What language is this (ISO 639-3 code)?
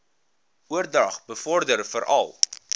afr